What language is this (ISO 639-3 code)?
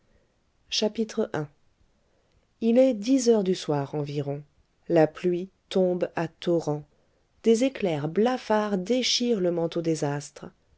fra